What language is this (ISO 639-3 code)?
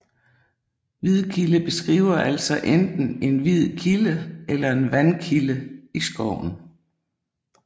dan